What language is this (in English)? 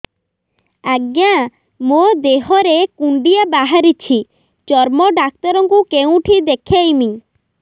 Odia